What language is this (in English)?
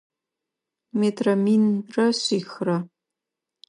Adyghe